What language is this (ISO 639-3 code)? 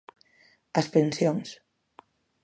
glg